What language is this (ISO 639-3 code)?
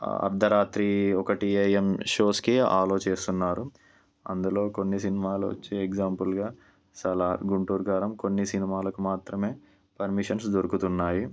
tel